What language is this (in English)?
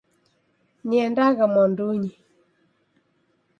Taita